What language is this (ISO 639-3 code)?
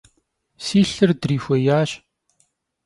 kbd